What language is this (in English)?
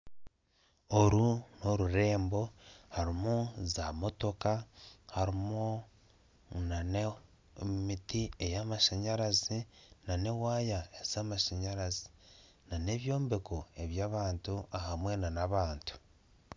Nyankole